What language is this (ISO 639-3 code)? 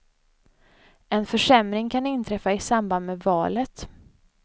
swe